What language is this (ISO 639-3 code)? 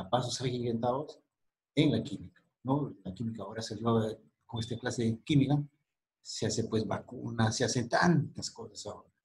spa